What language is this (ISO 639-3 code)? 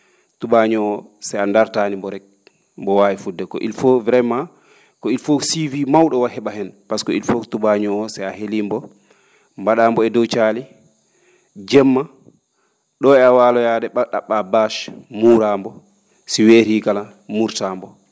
ful